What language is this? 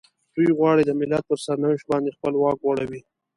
Pashto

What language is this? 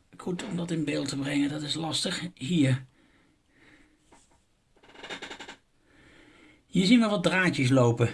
Dutch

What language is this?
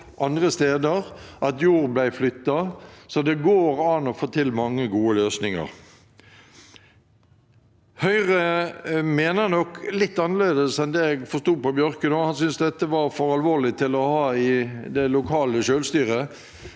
Norwegian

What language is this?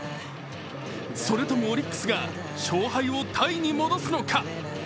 Japanese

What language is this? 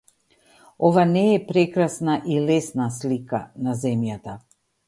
Macedonian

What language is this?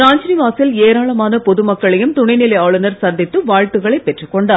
Tamil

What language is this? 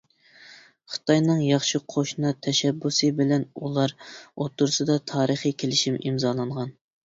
Uyghur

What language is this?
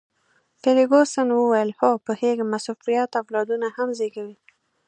Pashto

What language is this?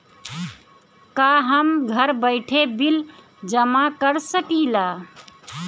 Bhojpuri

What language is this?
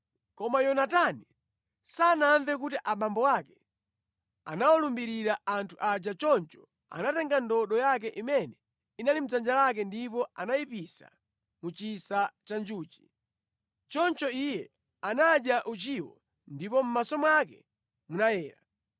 Nyanja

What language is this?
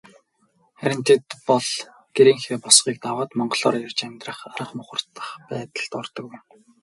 Mongolian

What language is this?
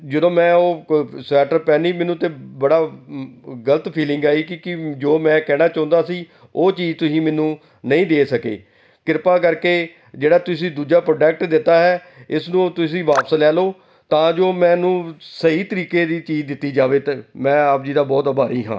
Punjabi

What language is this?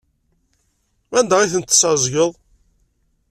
Kabyle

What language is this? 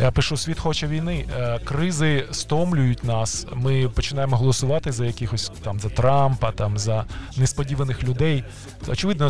Ukrainian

